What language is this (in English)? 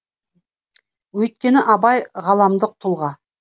Kazakh